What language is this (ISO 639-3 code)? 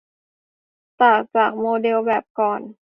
tha